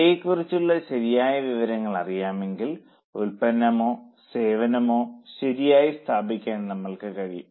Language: Malayalam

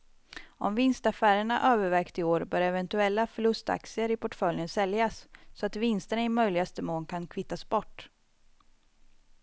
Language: Swedish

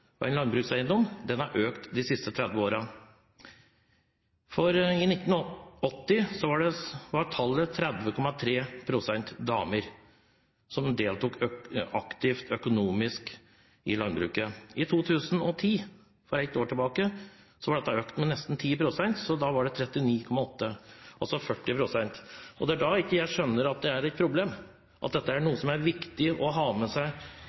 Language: Norwegian Bokmål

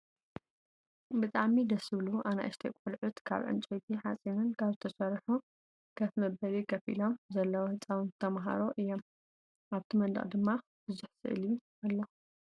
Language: Tigrinya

